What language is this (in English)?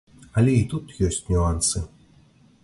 Belarusian